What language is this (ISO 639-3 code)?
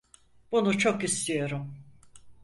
tur